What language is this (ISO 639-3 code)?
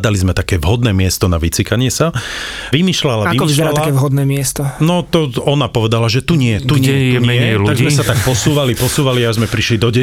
slk